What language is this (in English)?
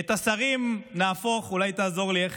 Hebrew